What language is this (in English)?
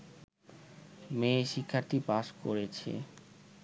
Bangla